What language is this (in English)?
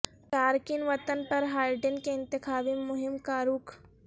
Urdu